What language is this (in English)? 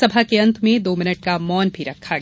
Hindi